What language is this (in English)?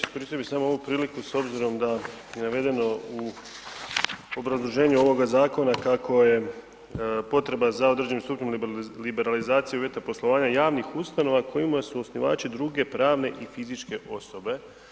Croatian